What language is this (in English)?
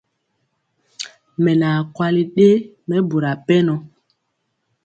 Mpiemo